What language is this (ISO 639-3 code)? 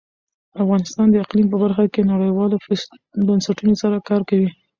pus